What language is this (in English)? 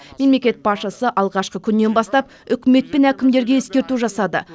Kazakh